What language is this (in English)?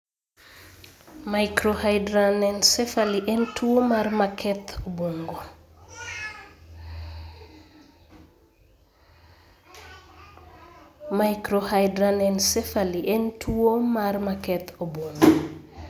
Luo (Kenya and Tanzania)